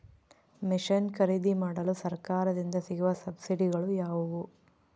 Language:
Kannada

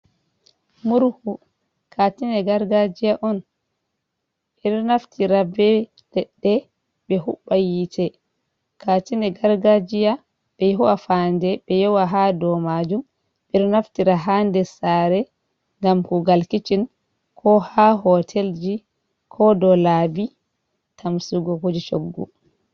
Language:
Fula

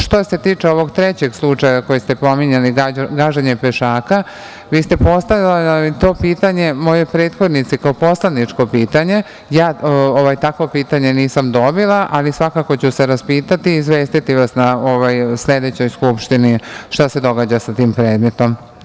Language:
Serbian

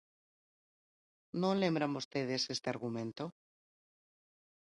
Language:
Galician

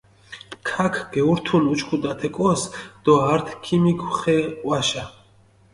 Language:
Mingrelian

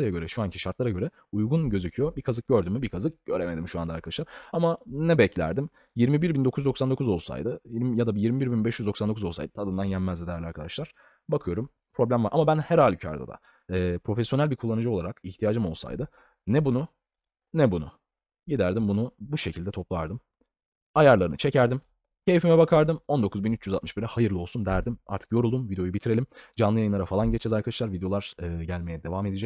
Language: Turkish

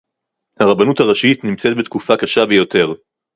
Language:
Hebrew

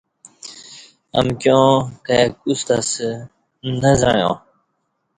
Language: Kati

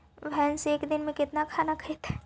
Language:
Magahi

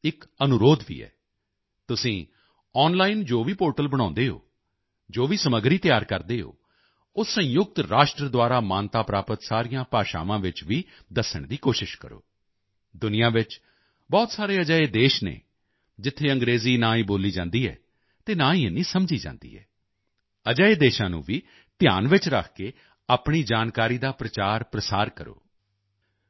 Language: Punjabi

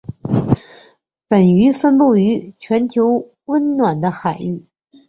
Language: Chinese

